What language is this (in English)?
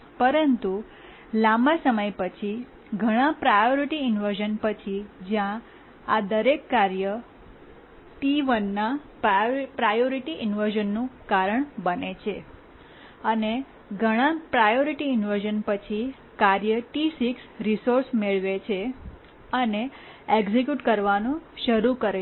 Gujarati